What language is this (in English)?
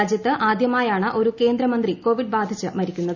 Malayalam